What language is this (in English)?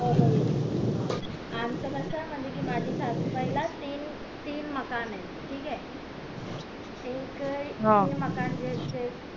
Marathi